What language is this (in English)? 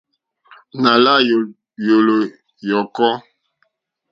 Mokpwe